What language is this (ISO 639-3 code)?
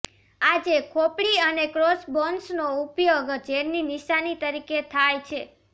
guj